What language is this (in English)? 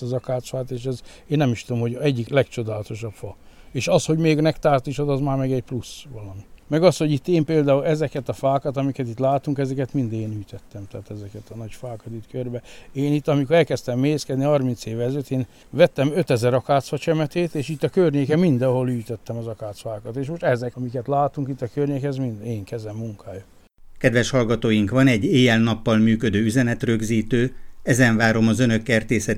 Hungarian